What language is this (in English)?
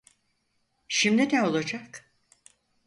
Turkish